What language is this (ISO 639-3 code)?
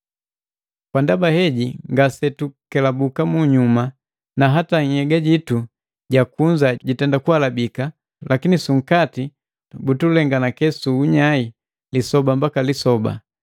mgv